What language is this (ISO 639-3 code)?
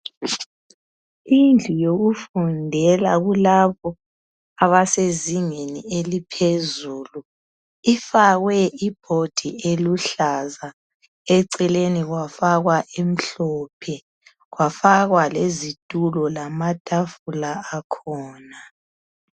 nde